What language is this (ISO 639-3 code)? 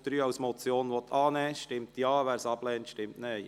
gsw